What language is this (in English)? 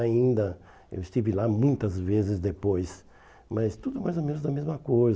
Portuguese